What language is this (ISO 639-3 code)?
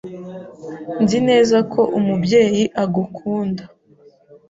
kin